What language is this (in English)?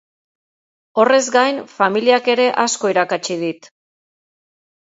Basque